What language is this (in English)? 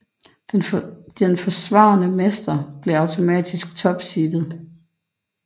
Danish